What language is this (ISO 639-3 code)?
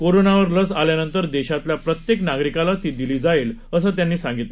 mar